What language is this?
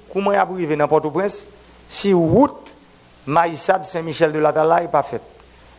French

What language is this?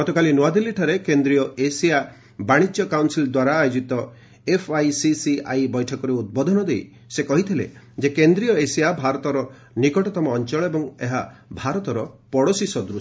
Odia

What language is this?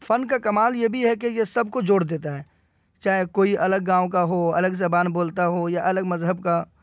Urdu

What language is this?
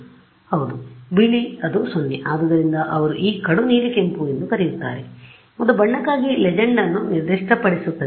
Kannada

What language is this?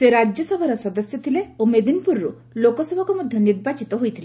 Odia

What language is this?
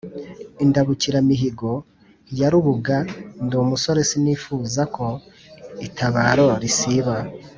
Kinyarwanda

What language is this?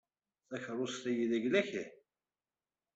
Kabyle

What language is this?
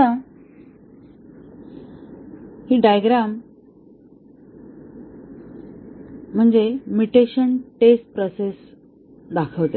Marathi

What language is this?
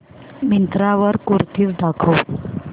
Marathi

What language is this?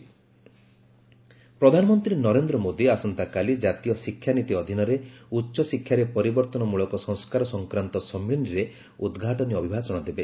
Odia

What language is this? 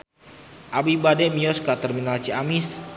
Sundanese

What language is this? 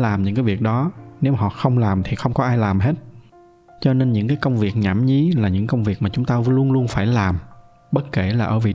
Vietnamese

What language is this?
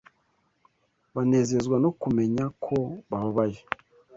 Kinyarwanda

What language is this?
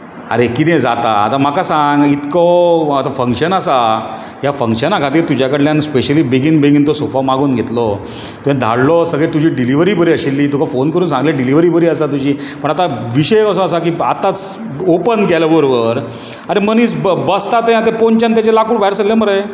Konkani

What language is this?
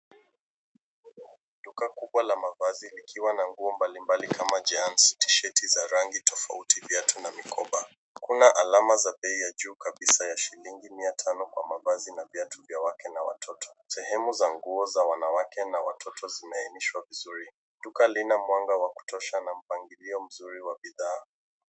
Swahili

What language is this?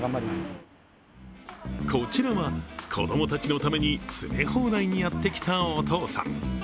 Japanese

